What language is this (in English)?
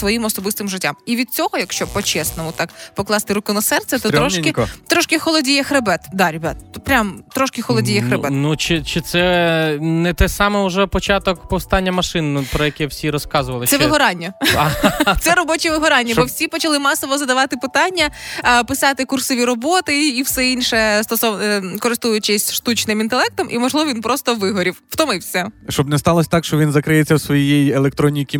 Ukrainian